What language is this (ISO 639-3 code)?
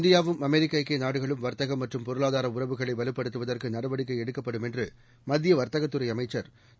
tam